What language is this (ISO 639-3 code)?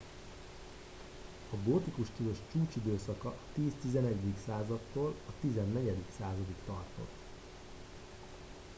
hun